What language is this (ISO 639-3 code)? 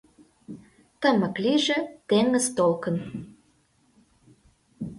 chm